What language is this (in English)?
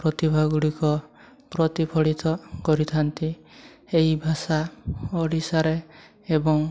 Odia